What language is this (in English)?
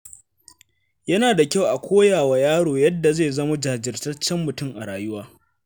Hausa